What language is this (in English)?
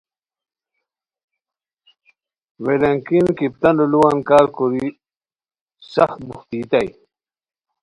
Khowar